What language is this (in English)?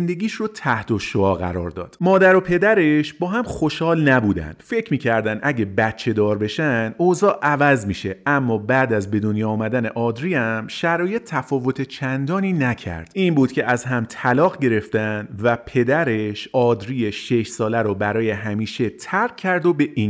Persian